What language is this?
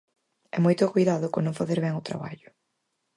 Galician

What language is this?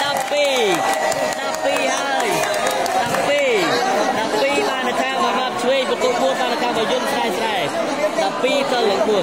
Thai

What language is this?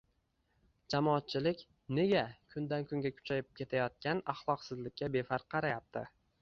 Uzbek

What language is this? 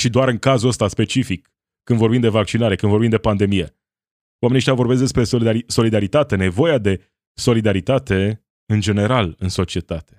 Romanian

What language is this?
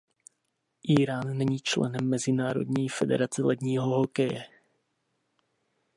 Czech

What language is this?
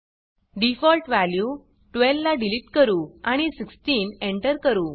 Marathi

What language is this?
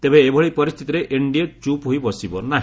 Odia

